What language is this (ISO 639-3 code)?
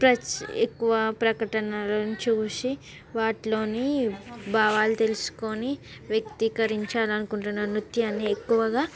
tel